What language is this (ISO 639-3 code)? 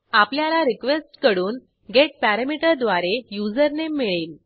mar